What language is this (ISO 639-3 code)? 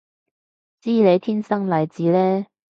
yue